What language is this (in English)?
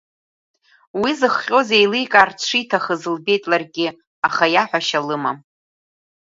Abkhazian